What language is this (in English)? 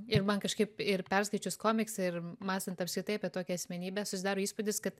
Lithuanian